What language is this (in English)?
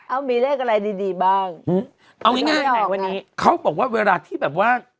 Thai